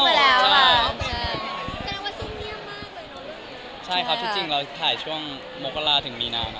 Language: Thai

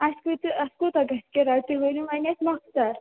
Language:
Kashmiri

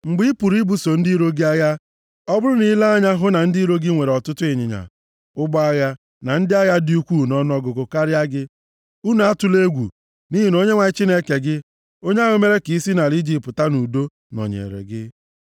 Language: Igbo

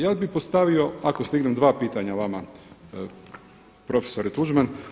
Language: Croatian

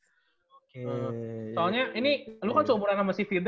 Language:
Indonesian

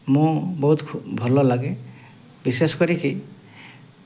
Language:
Odia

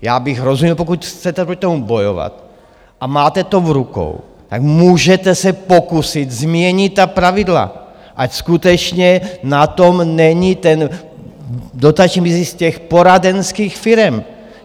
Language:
Czech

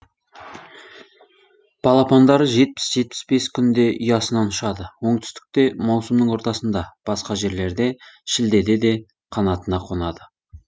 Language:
Kazakh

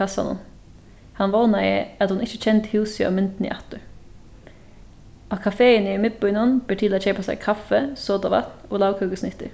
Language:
Faroese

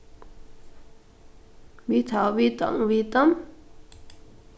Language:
Faroese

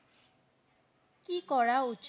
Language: Bangla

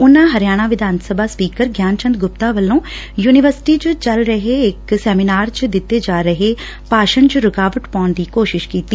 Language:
Punjabi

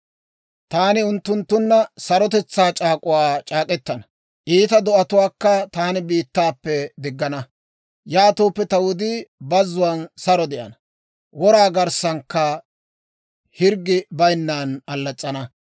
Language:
Dawro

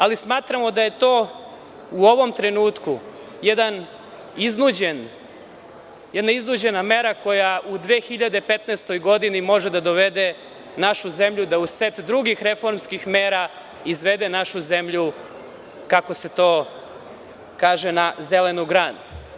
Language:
Serbian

